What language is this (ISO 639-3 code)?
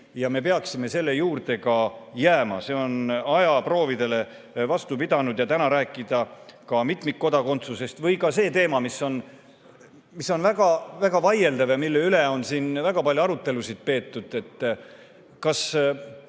est